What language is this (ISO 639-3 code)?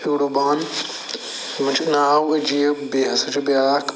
kas